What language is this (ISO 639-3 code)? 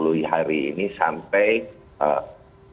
ind